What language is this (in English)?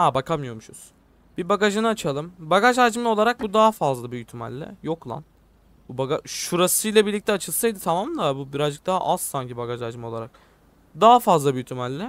Turkish